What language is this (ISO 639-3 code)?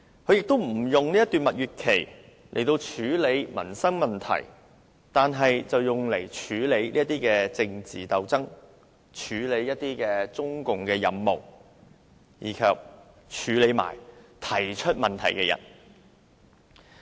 yue